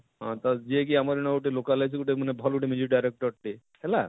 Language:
Odia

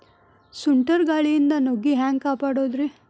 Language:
Kannada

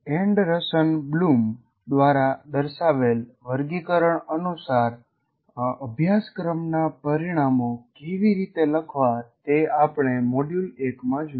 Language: Gujarati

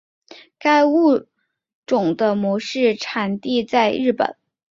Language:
Chinese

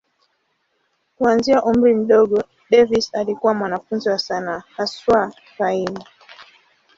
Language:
Swahili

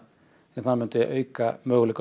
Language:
Icelandic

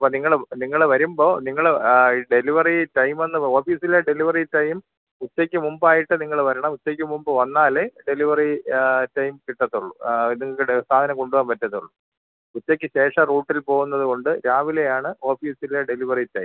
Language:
Malayalam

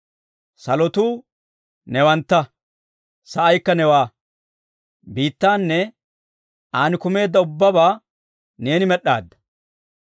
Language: Dawro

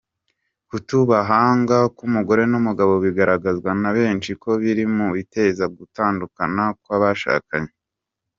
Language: Kinyarwanda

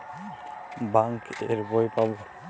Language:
Bangla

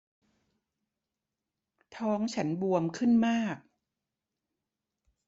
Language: Thai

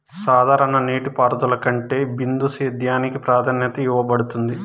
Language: Telugu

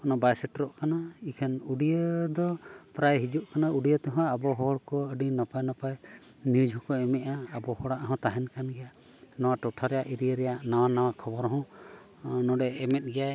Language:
Santali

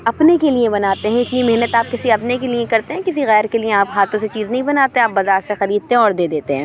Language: Urdu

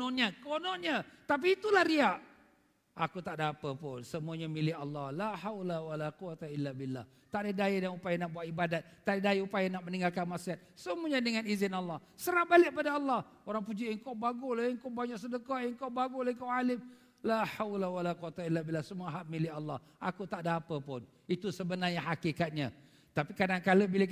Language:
Malay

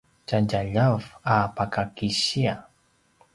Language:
Paiwan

